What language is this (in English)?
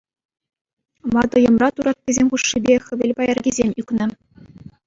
Chuvash